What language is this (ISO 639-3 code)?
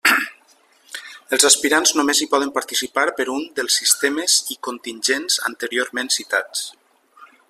cat